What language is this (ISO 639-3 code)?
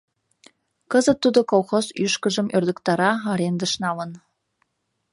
chm